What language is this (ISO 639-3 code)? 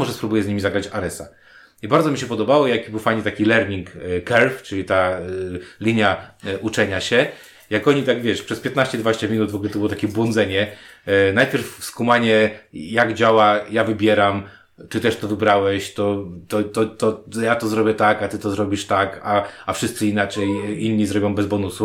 pol